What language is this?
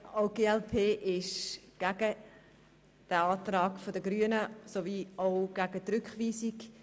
Swiss German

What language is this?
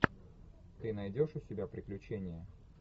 Russian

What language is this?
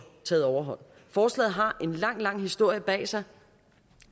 Danish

